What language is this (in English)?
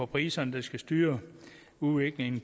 Danish